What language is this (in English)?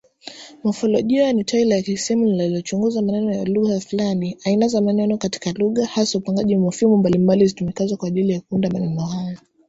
Swahili